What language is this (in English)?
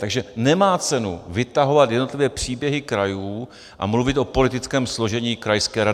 Czech